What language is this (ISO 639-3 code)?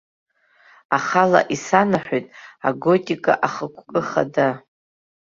abk